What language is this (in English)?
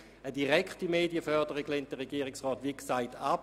Swiss German